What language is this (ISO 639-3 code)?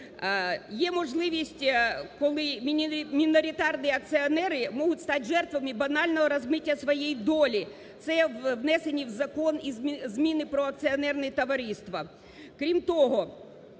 ukr